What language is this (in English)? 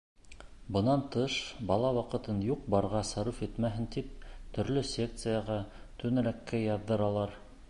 Bashkir